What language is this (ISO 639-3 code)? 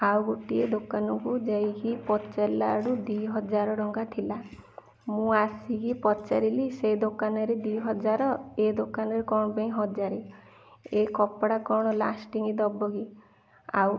ori